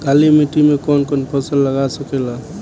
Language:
Bhojpuri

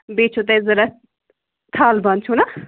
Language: Kashmiri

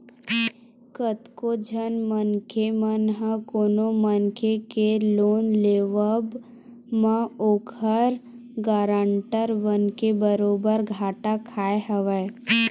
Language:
Chhattisgarhi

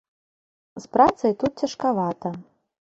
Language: Belarusian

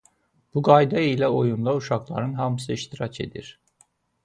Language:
Azerbaijani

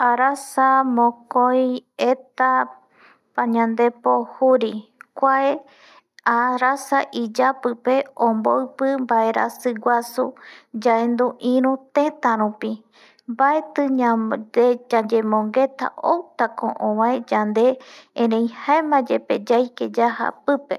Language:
Eastern Bolivian Guaraní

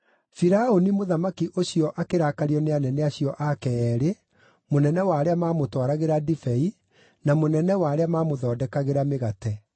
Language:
Kikuyu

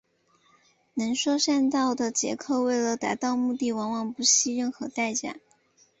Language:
Chinese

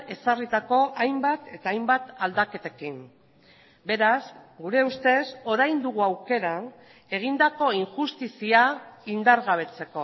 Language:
Basque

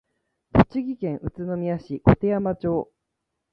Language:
Japanese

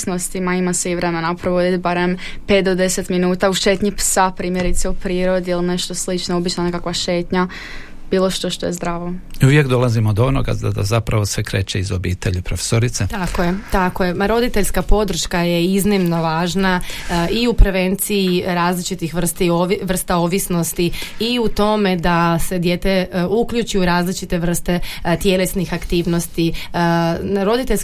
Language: Croatian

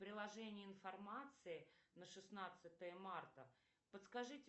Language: Russian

